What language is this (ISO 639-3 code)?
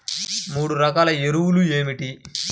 tel